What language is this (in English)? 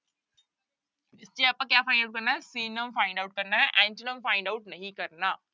Punjabi